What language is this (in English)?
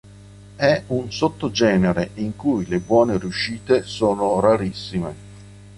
Italian